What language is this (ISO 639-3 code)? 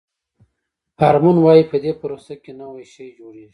pus